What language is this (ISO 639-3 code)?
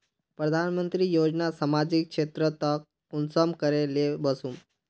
mag